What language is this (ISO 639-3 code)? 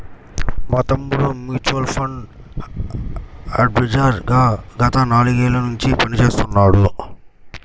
tel